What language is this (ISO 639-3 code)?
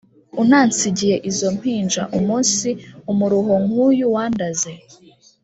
kin